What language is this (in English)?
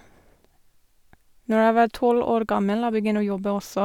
Norwegian